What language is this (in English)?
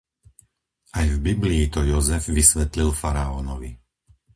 Slovak